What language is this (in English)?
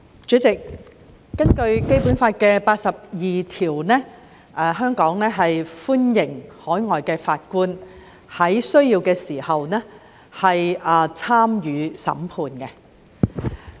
Cantonese